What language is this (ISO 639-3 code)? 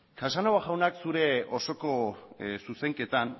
eus